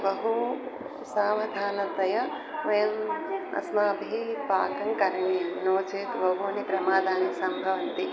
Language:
Sanskrit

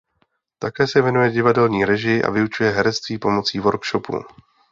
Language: Czech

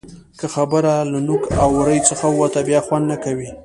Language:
Pashto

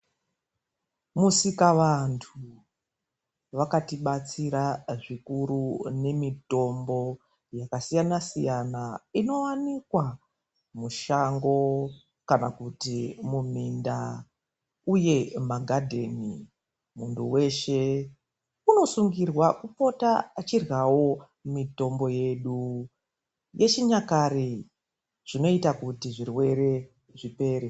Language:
Ndau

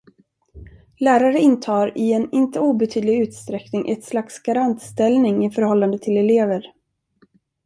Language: Swedish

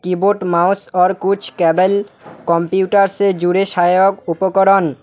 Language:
Hindi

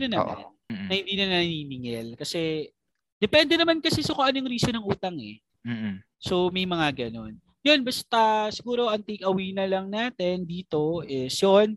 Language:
Filipino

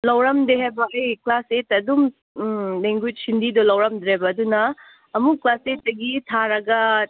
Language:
Manipuri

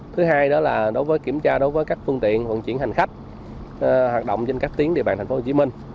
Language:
Vietnamese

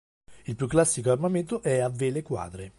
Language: Italian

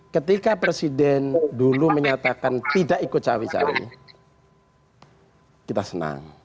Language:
Indonesian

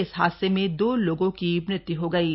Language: Hindi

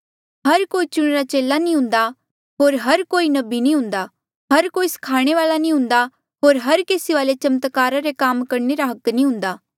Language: Mandeali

